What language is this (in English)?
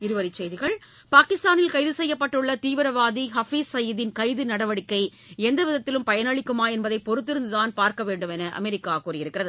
Tamil